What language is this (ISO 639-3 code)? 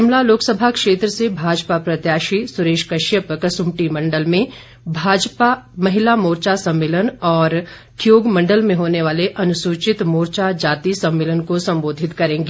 hin